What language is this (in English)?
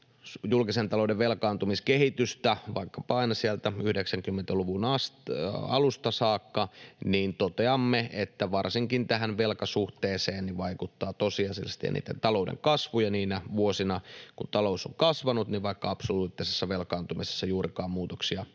Finnish